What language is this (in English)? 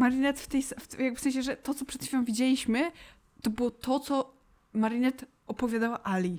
Polish